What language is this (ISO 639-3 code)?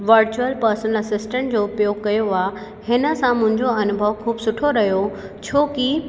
snd